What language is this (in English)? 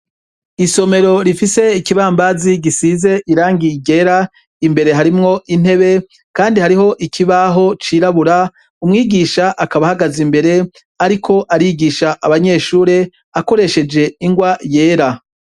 Rundi